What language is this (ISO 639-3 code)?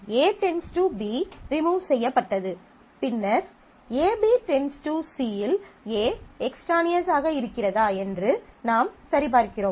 tam